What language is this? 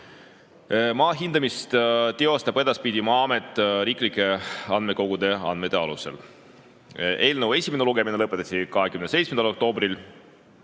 Estonian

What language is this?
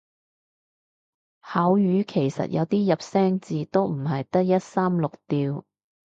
Cantonese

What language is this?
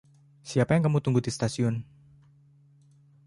Indonesian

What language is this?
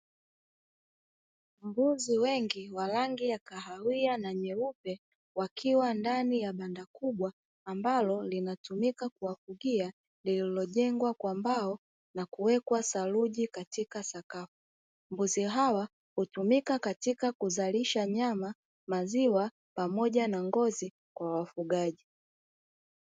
Swahili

